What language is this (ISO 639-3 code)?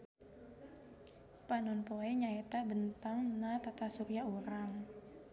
sun